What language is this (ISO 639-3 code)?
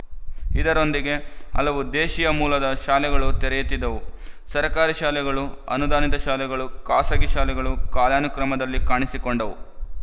kan